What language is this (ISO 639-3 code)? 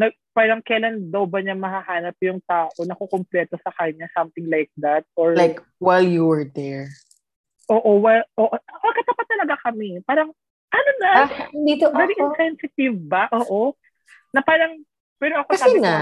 fil